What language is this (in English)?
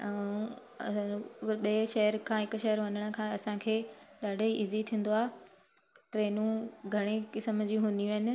Sindhi